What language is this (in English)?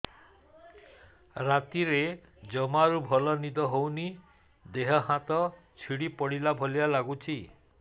Odia